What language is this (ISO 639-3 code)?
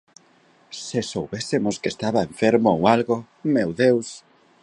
glg